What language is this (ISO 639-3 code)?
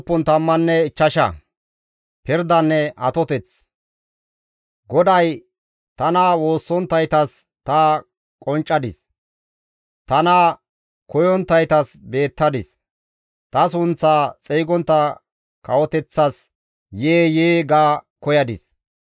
gmv